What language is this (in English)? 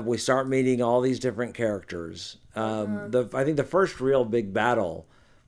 English